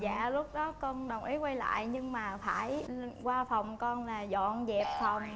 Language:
Vietnamese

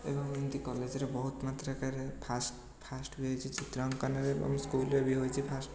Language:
Odia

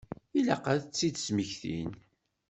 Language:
Kabyle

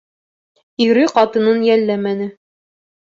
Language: Bashkir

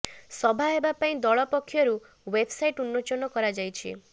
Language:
Odia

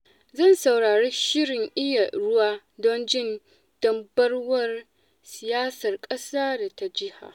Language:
Hausa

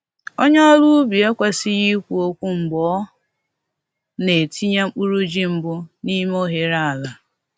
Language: Igbo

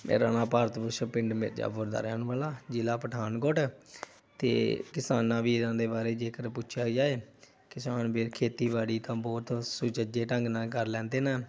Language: Punjabi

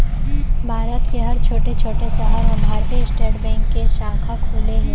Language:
Chhattisgarhi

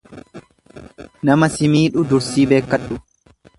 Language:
Oromo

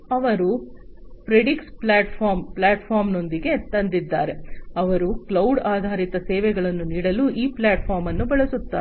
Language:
Kannada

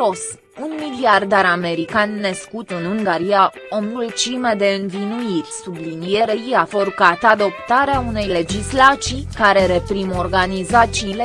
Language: Romanian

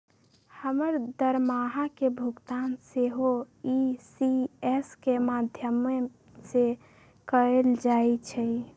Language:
Magahi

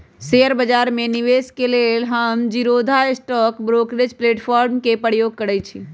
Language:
Magahi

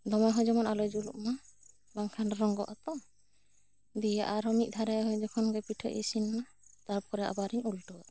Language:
Santali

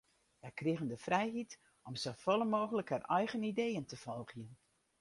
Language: Western Frisian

